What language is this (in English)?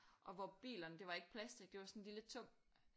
Danish